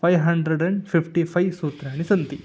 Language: Sanskrit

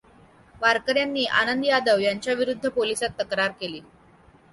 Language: Marathi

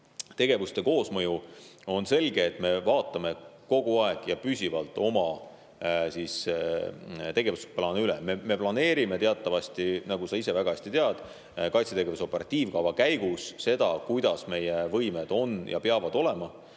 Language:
Estonian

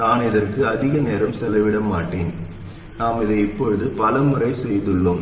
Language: Tamil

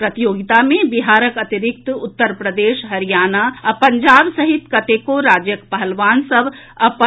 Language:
Maithili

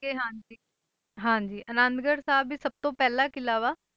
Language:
Punjabi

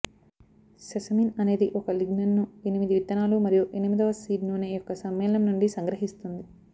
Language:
Telugu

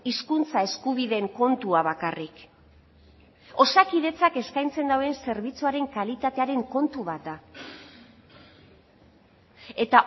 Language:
Basque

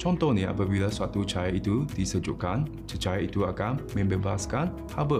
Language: Malay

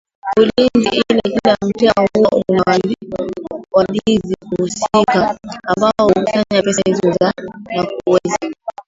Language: Swahili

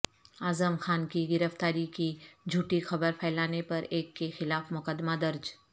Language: Urdu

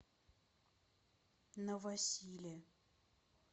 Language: Russian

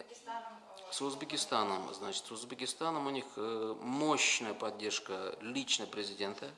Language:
Russian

